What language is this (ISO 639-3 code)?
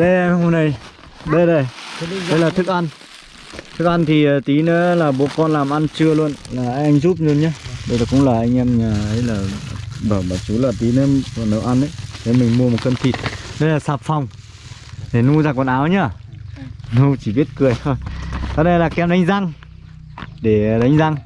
vie